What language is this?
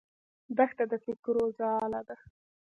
Pashto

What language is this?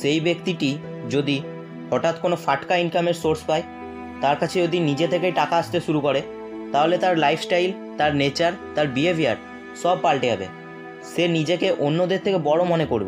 Hindi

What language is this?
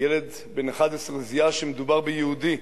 Hebrew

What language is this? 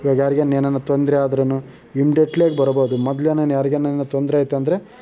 Kannada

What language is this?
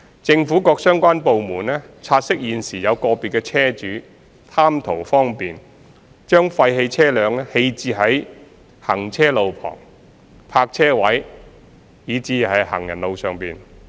Cantonese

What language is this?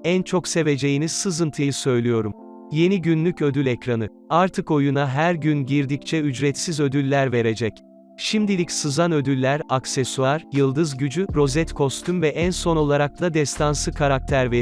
Turkish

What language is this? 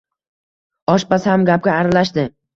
Uzbek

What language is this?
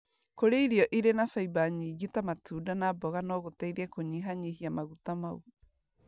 Kikuyu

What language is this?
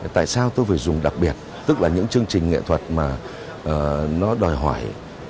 Vietnamese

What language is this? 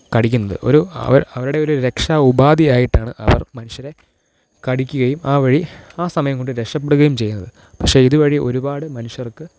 Malayalam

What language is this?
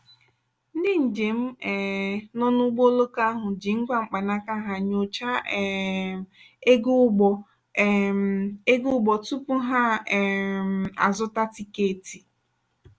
Igbo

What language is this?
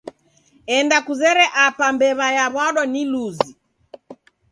Taita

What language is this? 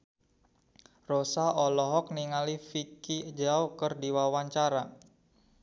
Sundanese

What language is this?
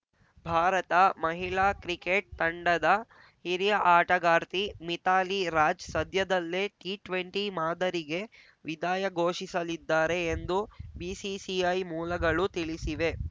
Kannada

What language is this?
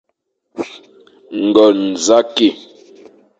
Fang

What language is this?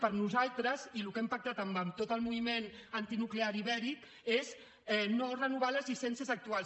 Catalan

